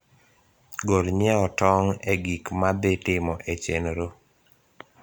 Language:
Luo (Kenya and Tanzania)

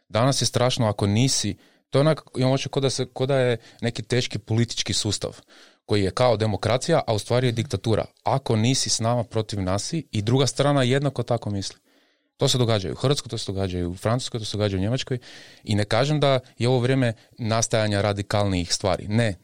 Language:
Croatian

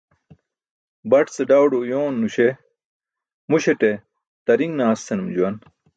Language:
Burushaski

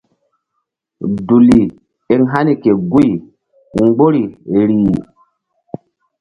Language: Mbum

